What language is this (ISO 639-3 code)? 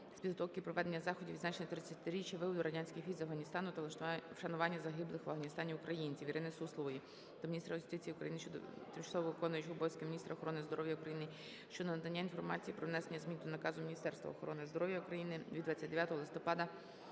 ukr